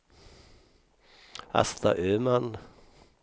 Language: Swedish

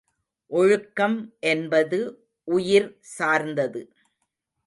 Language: Tamil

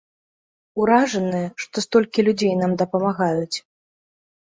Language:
Belarusian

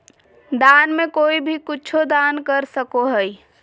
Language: Magahi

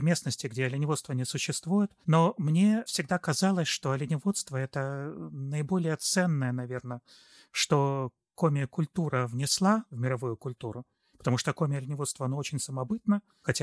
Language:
Russian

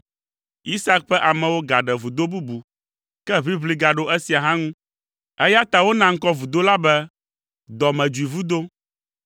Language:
Ewe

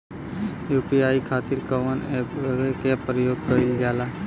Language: Bhojpuri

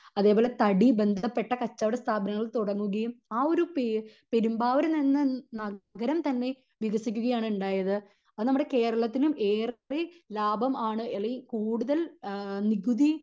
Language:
Malayalam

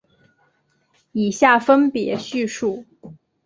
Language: Chinese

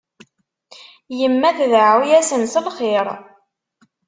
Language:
Kabyle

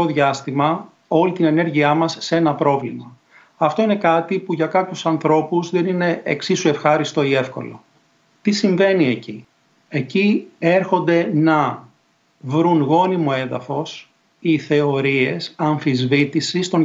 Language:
Greek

